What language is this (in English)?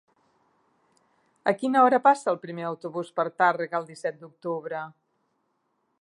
Catalan